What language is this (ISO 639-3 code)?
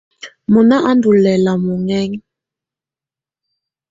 tvu